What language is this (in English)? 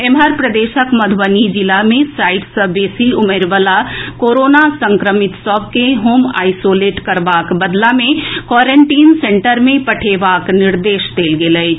Maithili